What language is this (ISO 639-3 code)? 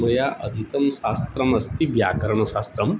san